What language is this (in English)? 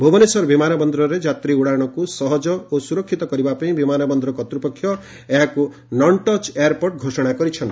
Odia